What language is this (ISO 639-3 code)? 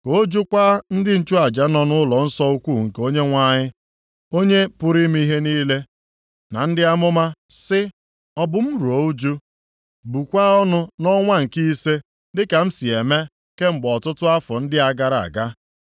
ibo